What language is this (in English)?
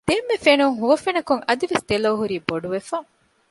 Divehi